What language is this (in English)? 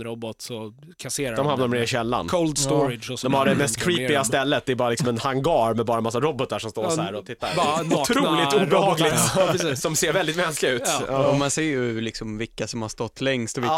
Swedish